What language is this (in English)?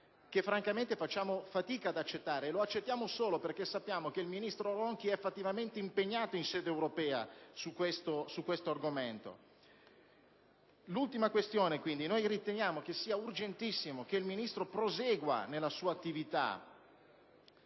Italian